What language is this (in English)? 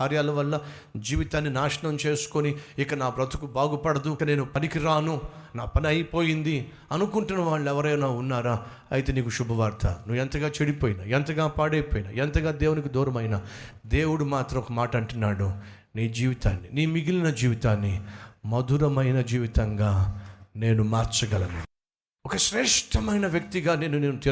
Telugu